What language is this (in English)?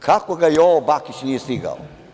Serbian